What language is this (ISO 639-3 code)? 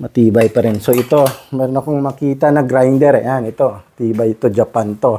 fil